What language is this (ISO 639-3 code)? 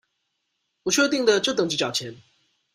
zho